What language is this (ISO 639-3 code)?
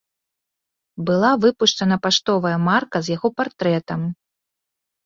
bel